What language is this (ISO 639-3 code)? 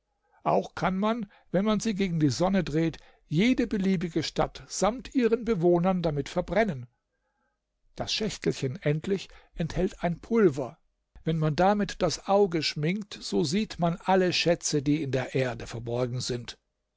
deu